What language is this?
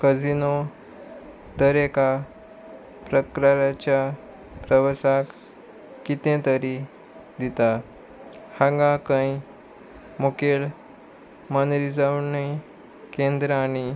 Konkani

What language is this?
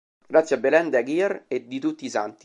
Italian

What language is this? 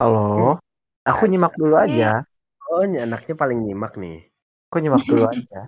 Indonesian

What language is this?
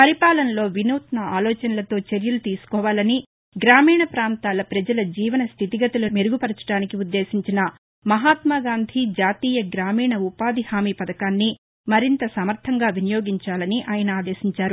Telugu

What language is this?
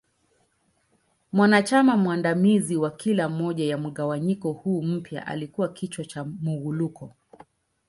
Swahili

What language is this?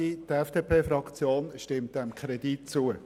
Swiss German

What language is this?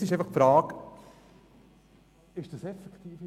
Swiss German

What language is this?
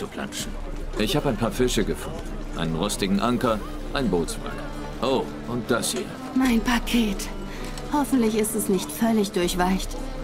German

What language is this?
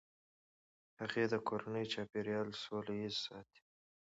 Pashto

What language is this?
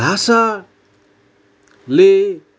Nepali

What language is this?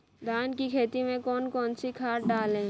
Hindi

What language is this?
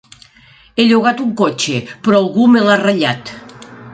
Catalan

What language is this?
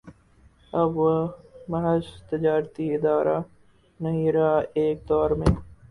Urdu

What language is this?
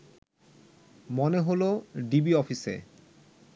Bangla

